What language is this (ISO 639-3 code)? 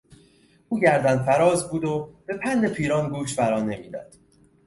fas